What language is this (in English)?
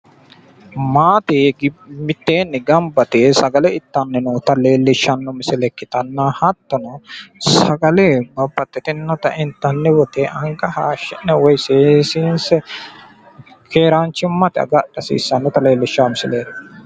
Sidamo